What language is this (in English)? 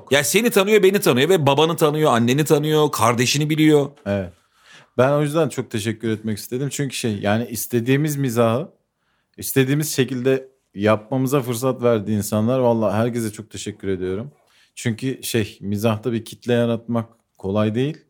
Turkish